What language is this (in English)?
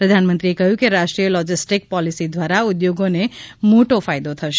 Gujarati